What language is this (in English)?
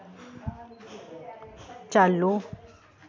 Dogri